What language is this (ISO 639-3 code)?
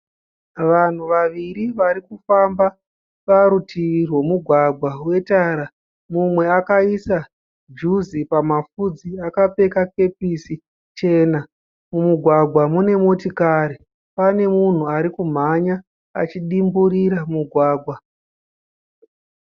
sna